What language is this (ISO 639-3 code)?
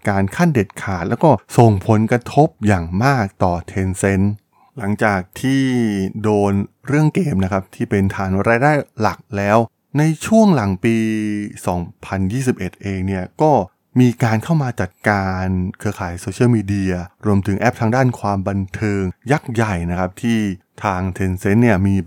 tha